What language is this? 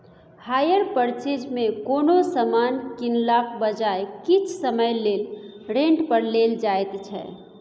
Maithili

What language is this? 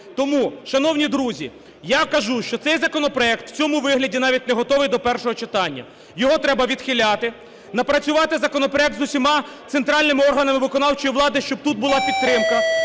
Ukrainian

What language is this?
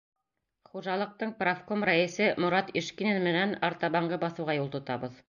Bashkir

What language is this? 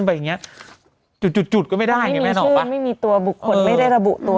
Thai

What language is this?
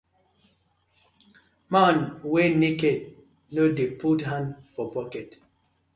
Nigerian Pidgin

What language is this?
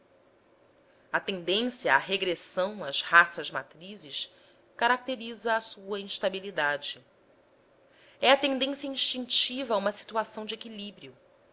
Portuguese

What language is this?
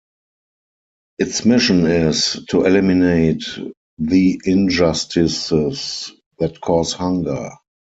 English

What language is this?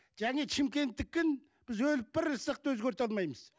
Kazakh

